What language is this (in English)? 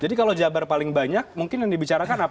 Indonesian